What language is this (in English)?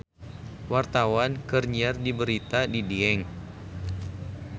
Sundanese